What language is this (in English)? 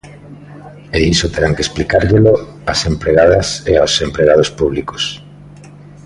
Galician